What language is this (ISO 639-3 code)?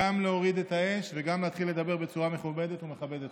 heb